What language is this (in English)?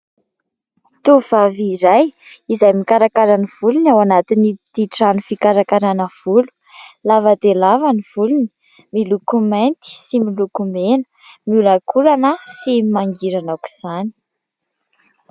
Malagasy